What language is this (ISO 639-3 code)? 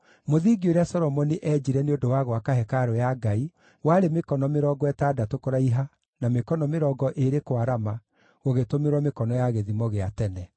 kik